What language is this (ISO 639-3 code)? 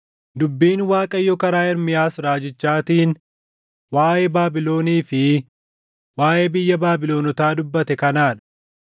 orm